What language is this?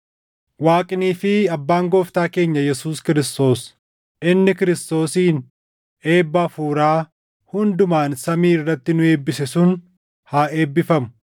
Oromo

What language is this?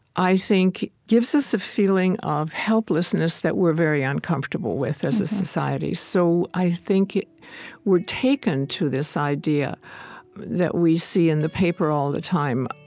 English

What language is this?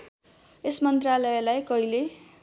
Nepali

